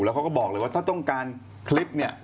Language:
Thai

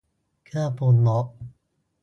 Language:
Thai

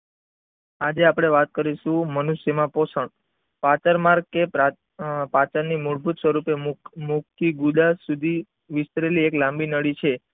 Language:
Gujarati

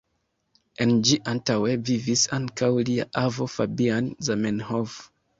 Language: Esperanto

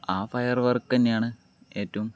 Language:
Malayalam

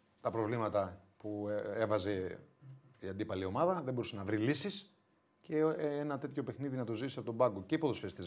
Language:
Greek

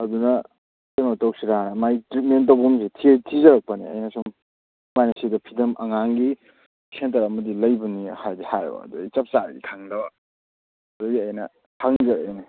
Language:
Manipuri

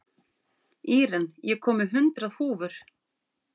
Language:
Icelandic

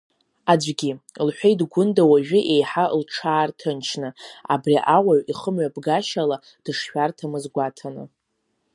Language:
Abkhazian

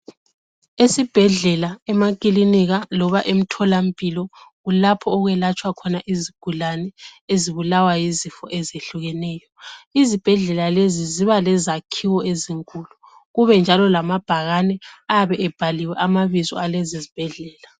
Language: North Ndebele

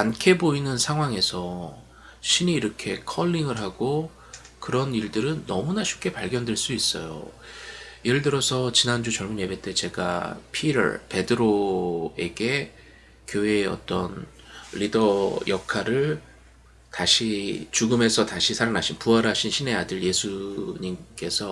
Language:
Korean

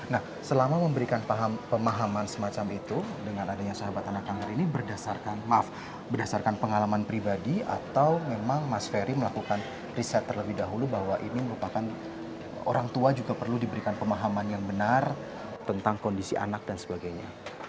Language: Indonesian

